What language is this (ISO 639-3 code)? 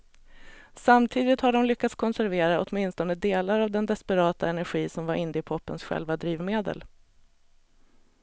swe